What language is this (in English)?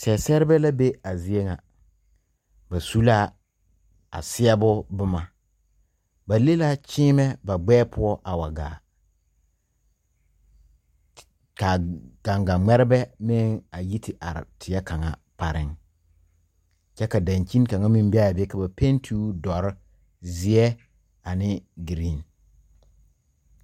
Southern Dagaare